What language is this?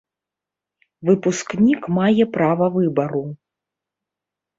Belarusian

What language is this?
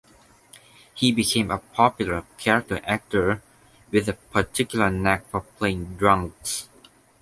English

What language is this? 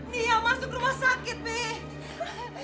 Indonesian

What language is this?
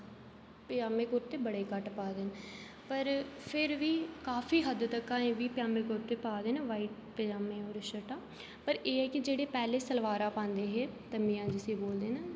Dogri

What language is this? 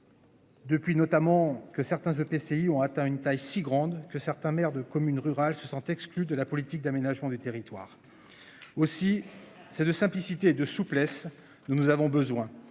French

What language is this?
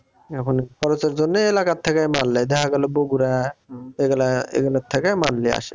Bangla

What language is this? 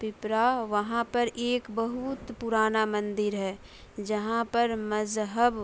Urdu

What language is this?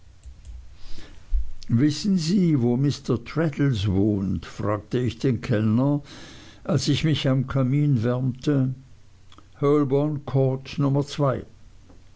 German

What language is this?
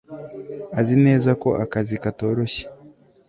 Kinyarwanda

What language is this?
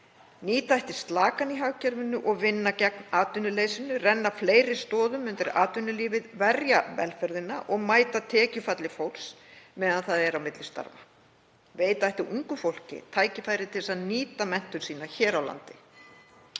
Icelandic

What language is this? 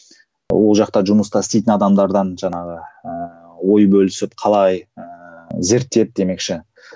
Kazakh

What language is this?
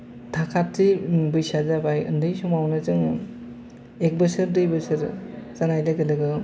Bodo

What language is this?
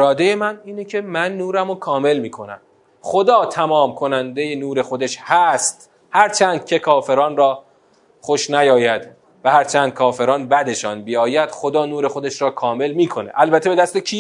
Persian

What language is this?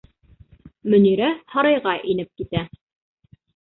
Bashkir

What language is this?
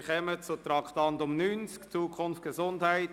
Swiss German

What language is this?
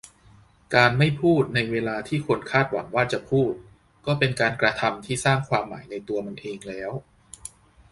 Thai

